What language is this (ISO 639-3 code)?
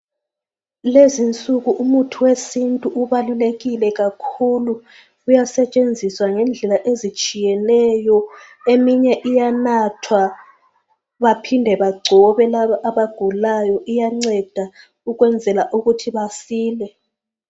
nde